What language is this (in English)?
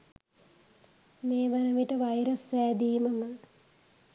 Sinhala